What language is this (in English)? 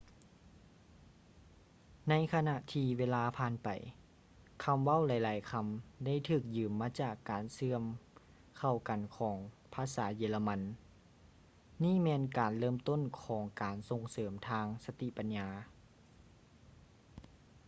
Lao